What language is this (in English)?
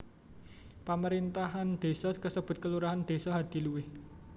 Javanese